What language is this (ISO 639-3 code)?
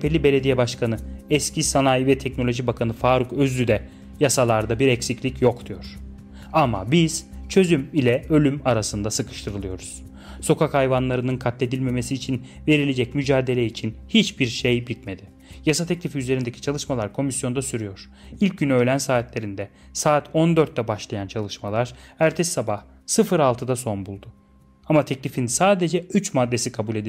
tur